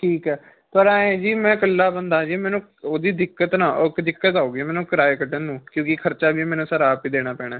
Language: Punjabi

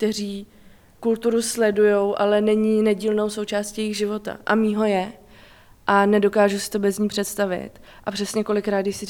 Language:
Czech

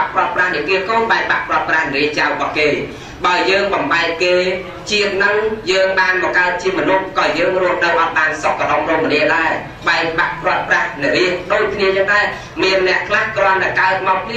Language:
Vietnamese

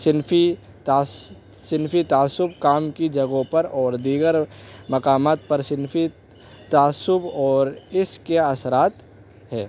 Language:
Urdu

